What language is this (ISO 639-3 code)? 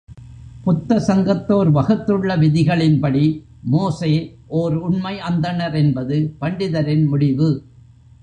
tam